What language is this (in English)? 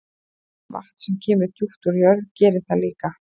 Icelandic